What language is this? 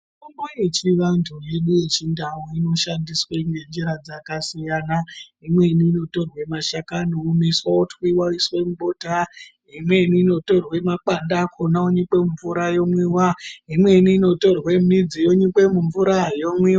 Ndau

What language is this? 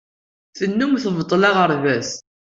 Kabyle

